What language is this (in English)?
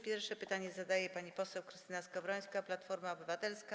Polish